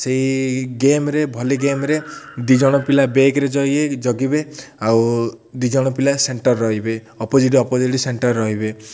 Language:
Odia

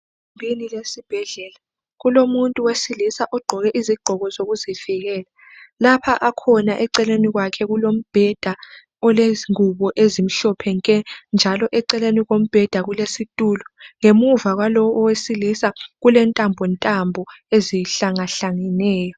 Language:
North Ndebele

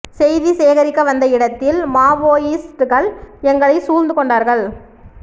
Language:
Tamil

